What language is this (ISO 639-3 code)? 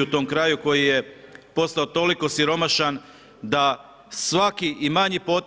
hrv